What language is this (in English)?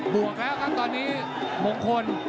Thai